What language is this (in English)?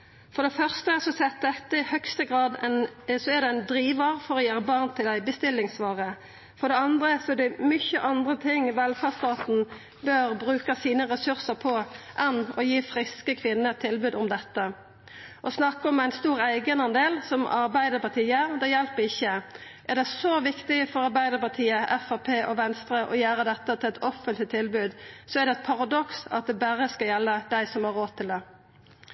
Norwegian Nynorsk